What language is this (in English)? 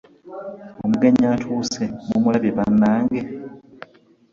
Ganda